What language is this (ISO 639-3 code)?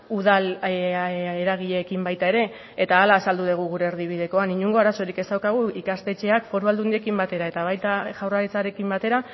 eus